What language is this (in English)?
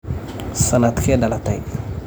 Somali